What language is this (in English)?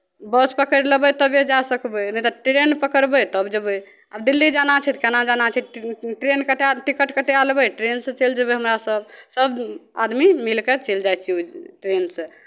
Maithili